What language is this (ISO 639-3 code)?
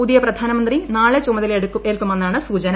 mal